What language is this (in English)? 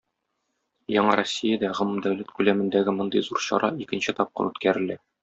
Tatar